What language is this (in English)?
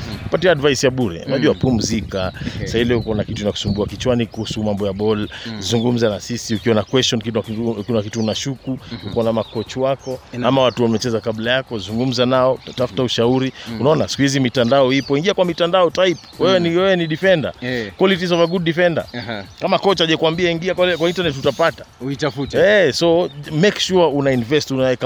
Swahili